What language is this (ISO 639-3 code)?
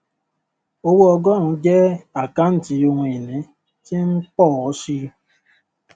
yor